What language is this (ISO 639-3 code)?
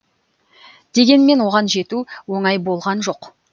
kaz